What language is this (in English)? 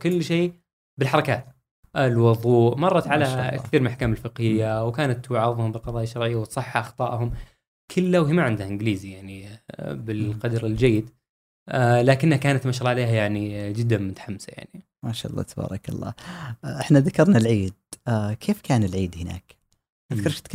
Arabic